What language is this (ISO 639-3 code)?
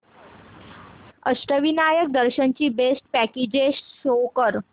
mar